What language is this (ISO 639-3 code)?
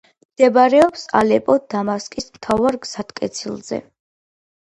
kat